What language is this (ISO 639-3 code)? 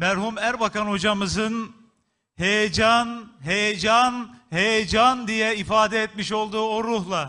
tur